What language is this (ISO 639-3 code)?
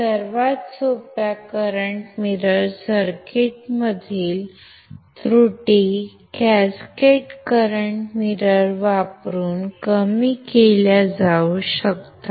mar